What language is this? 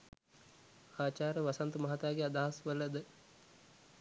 Sinhala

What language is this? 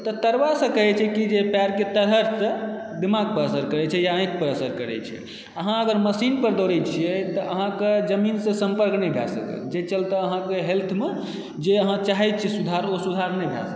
Maithili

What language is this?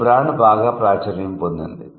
Telugu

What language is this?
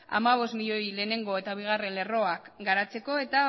Basque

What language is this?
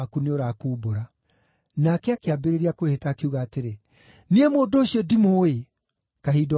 Kikuyu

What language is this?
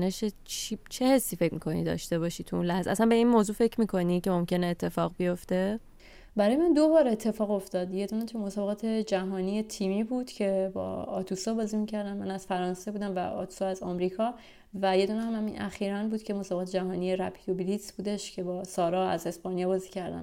Persian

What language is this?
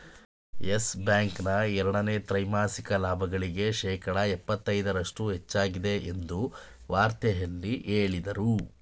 Kannada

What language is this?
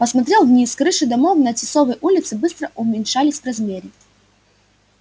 Russian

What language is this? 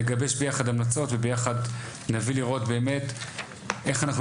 Hebrew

